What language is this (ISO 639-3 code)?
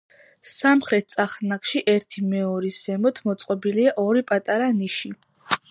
kat